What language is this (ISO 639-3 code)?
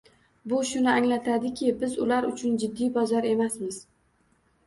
uzb